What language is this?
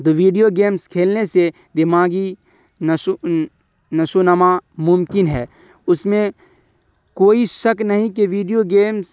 Urdu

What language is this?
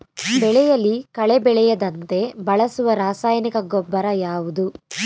Kannada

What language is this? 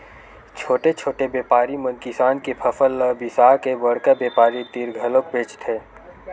Chhattisgarhi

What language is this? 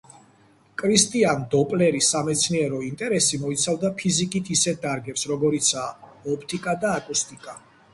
Georgian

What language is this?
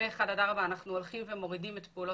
Hebrew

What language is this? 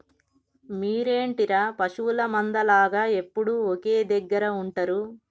Telugu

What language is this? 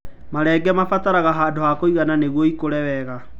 Kikuyu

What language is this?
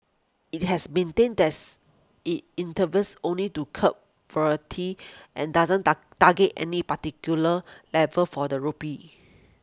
English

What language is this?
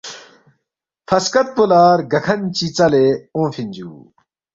Balti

